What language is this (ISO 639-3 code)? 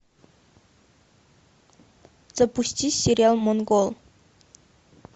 rus